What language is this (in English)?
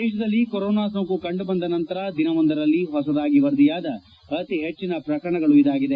Kannada